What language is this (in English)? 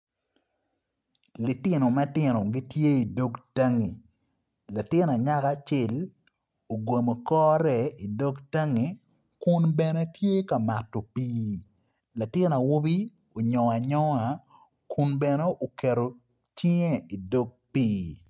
Acoli